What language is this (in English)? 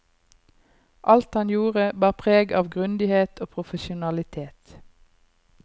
Norwegian